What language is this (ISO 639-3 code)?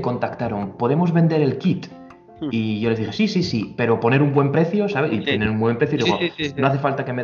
spa